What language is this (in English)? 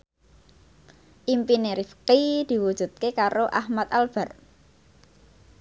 Javanese